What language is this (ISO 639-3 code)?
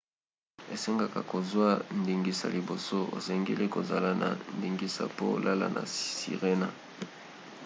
lin